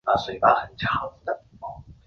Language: Chinese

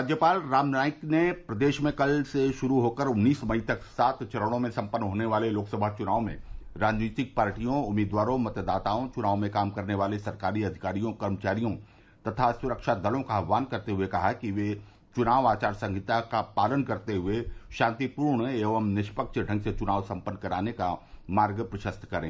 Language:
Hindi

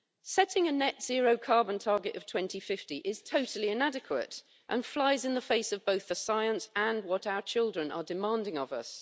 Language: English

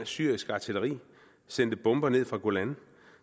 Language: Danish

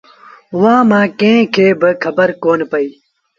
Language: Sindhi Bhil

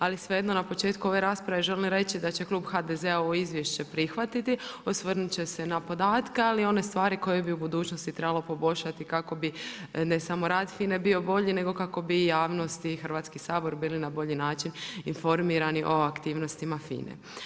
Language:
Croatian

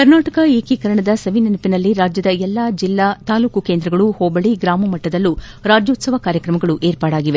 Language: Kannada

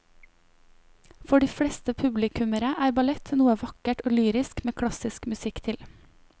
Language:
Norwegian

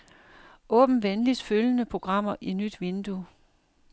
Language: Danish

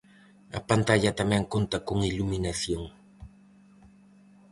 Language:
Galician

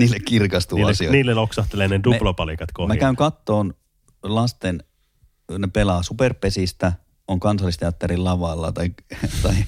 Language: Finnish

